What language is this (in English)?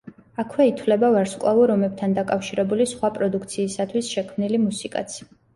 Georgian